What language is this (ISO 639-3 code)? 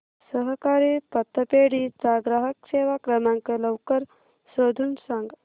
mar